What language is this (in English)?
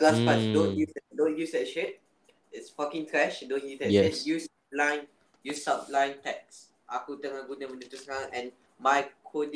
Malay